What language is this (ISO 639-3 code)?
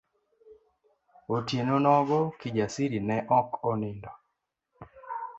luo